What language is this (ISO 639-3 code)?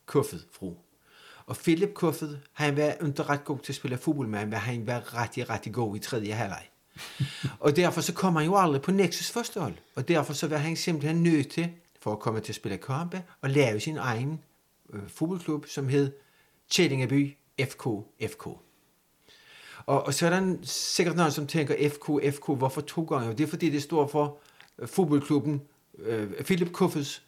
dan